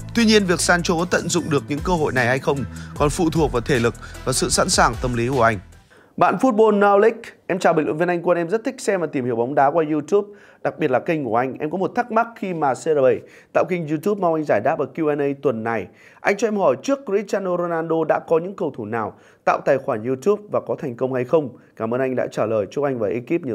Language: Vietnamese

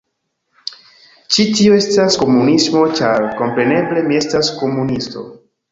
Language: Esperanto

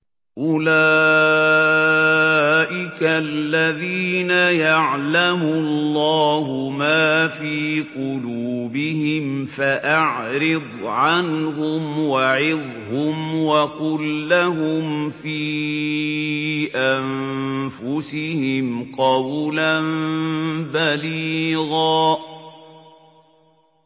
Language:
Arabic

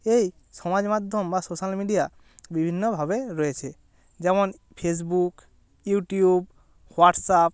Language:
Bangla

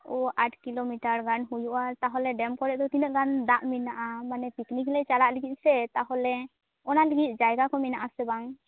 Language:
Santali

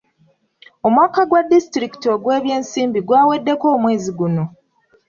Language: Ganda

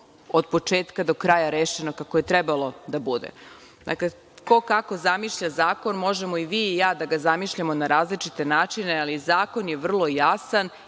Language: Serbian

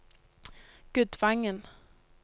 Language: Norwegian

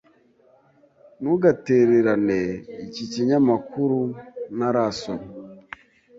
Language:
Kinyarwanda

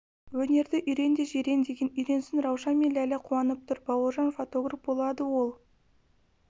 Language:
Kazakh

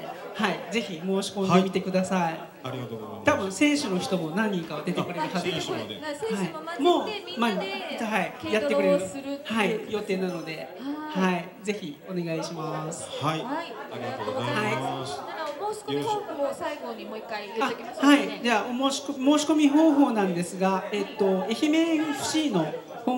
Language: Japanese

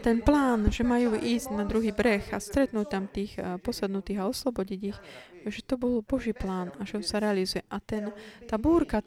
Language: Slovak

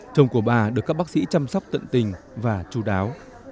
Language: Vietnamese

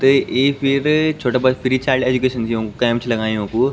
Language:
Garhwali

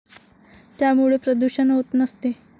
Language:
Marathi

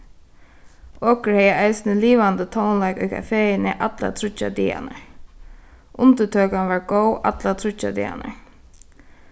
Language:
Faroese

